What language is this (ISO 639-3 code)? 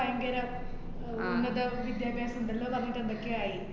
mal